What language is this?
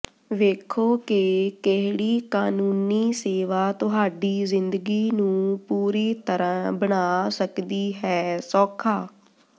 Punjabi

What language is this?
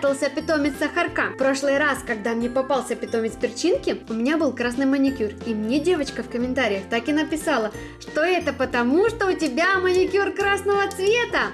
Russian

